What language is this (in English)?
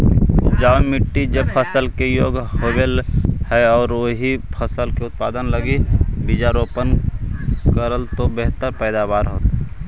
Magahi